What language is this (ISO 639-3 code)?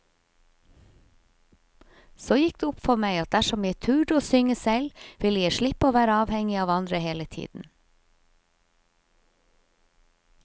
nor